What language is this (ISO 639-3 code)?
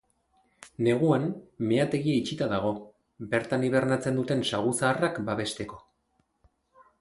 eus